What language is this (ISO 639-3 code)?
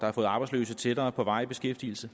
dan